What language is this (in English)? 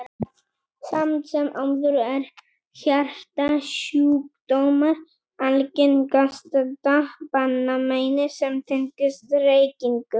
Icelandic